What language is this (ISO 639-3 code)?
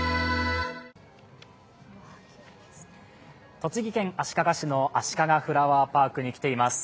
jpn